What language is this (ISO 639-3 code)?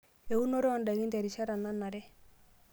mas